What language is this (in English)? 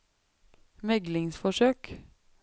Norwegian